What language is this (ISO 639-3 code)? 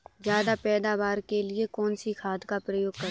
hin